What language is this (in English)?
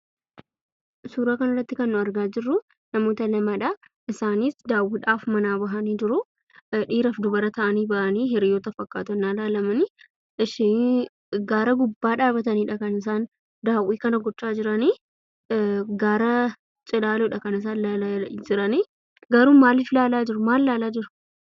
Oromo